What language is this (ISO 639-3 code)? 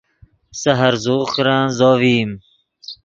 ydg